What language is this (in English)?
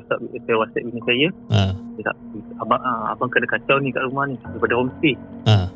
Malay